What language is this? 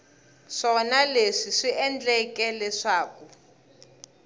Tsonga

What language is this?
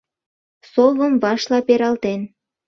Mari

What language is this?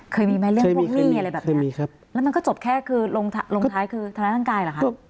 Thai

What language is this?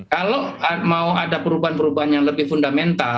Indonesian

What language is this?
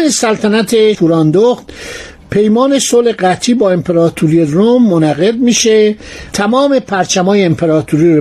Persian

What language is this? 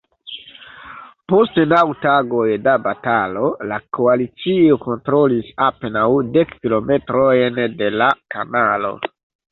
Esperanto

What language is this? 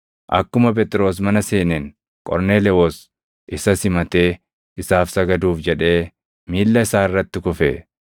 Oromo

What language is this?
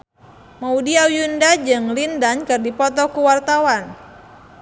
Sundanese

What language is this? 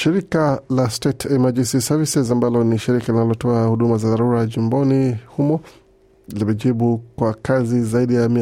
Swahili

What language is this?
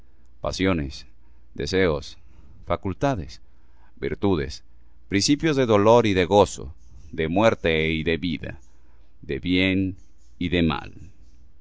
Spanish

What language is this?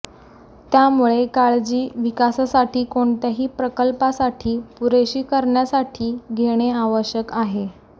Marathi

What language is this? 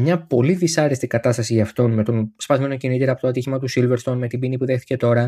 Greek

